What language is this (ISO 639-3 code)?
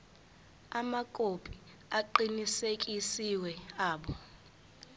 zul